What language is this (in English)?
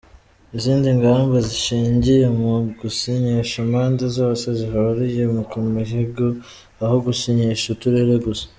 Kinyarwanda